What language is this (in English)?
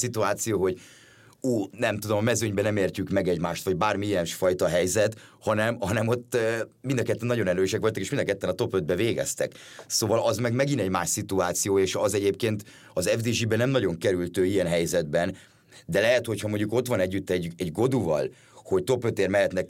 Hungarian